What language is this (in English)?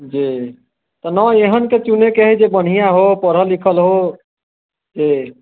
Maithili